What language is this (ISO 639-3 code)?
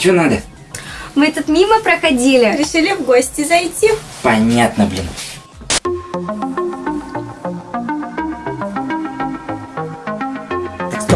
rus